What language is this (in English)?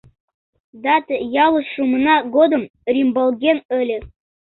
Mari